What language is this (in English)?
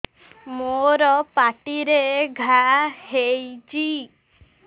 Odia